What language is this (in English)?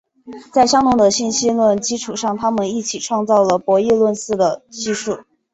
Chinese